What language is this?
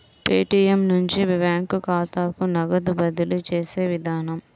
Telugu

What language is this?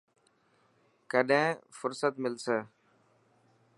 Dhatki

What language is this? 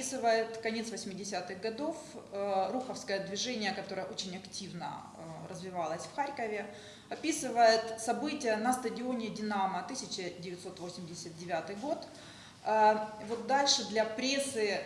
Russian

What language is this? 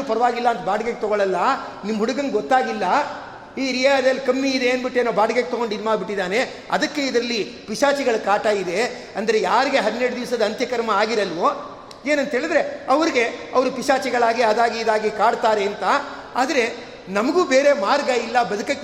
Kannada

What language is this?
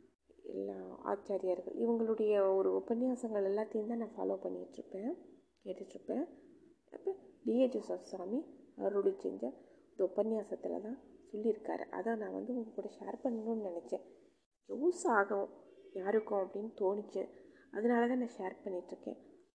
Tamil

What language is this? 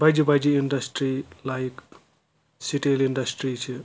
Kashmiri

